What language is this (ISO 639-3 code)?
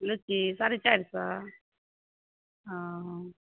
mai